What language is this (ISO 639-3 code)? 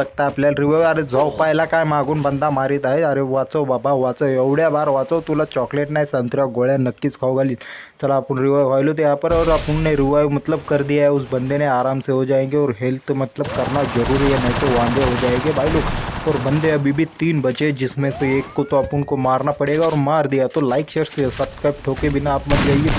hin